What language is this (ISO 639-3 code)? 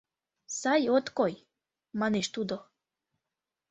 chm